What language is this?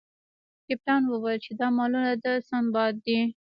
Pashto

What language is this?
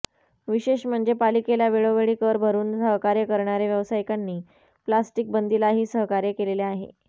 Marathi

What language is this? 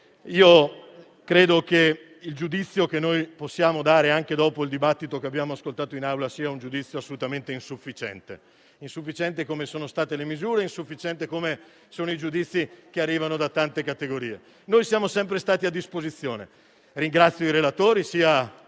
Italian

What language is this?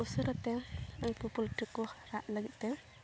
Santali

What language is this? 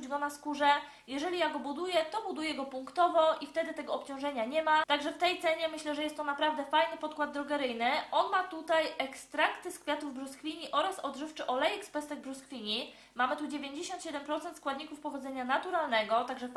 Polish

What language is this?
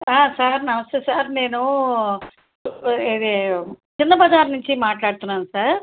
Telugu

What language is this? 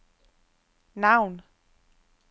Danish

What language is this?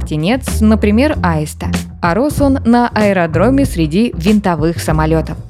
Russian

